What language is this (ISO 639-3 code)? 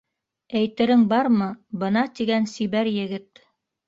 bak